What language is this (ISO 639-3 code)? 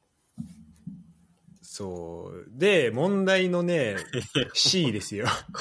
jpn